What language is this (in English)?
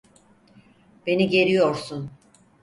Turkish